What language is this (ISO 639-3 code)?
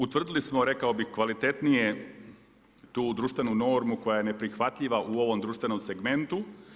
hrv